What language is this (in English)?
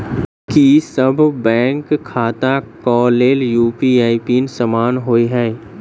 Maithili